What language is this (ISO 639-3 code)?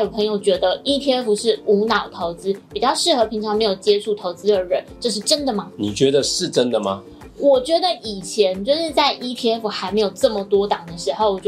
zho